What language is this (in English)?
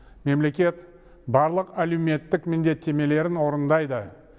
Kazakh